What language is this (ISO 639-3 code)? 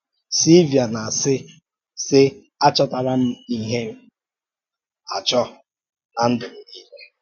ibo